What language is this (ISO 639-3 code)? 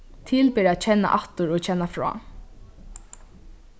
fao